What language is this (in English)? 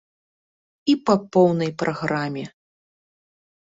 Belarusian